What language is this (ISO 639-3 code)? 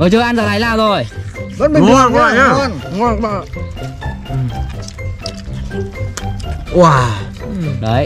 vie